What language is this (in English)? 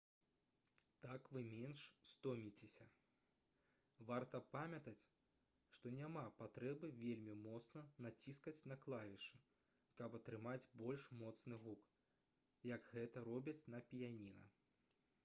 Belarusian